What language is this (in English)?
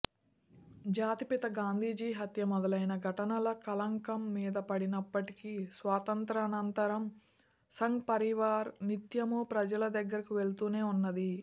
Telugu